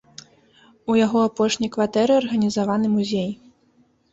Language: Belarusian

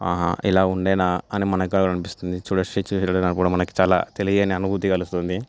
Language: Telugu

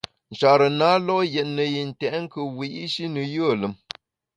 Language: Bamun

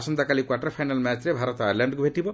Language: Odia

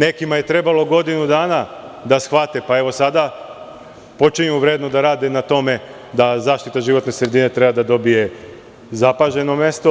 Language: Serbian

